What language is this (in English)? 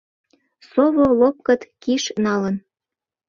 Mari